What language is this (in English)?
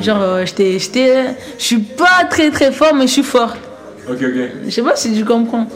French